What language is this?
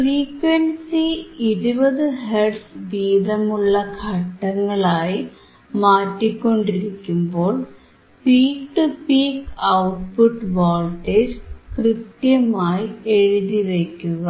Malayalam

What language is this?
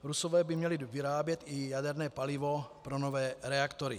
Czech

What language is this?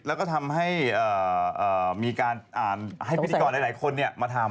Thai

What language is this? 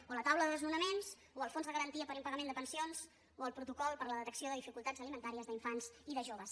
Catalan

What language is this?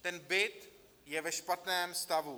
Czech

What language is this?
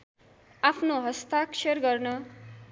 Nepali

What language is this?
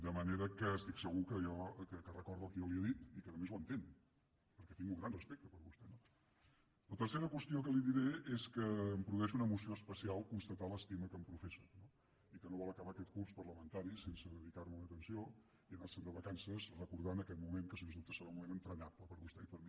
Catalan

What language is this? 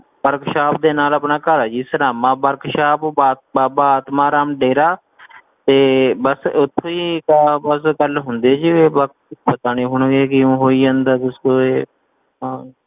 Punjabi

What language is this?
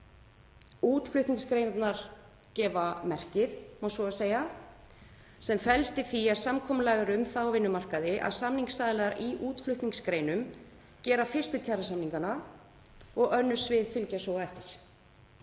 Icelandic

